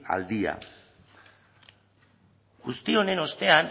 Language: Basque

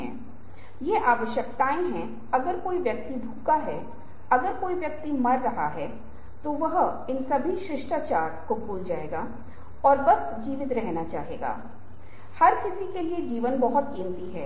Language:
Hindi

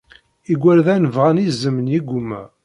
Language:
Kabyle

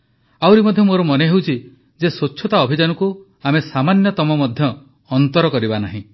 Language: Odia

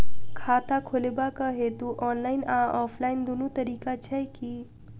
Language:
Maithili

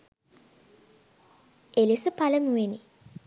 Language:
Sinhala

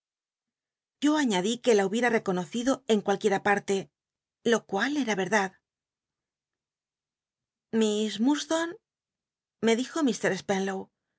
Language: Spanish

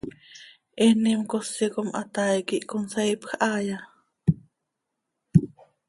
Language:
Seri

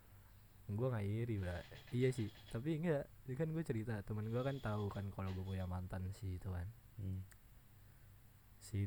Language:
Indonesian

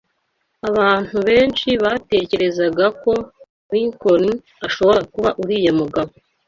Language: Kinyarwanda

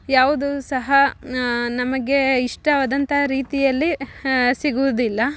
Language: Kannada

